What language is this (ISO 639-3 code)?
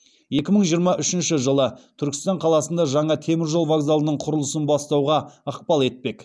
kaz